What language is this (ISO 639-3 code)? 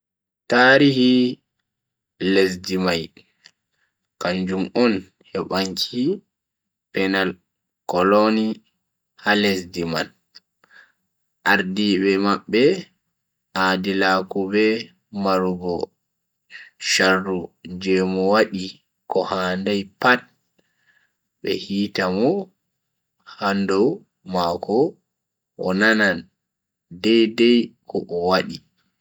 fui